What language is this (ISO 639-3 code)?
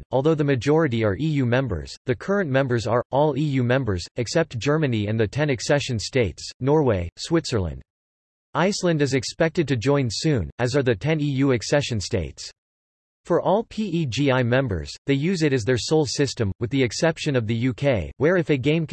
eng